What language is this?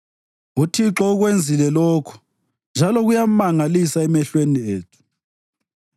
North Ndebele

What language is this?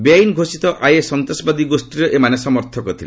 Odia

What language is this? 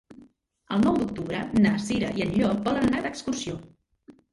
Catalan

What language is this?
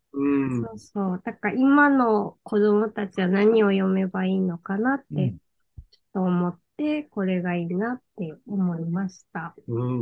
Japanese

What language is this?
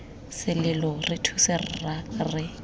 Tswana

